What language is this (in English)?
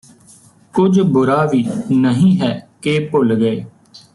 Punjabi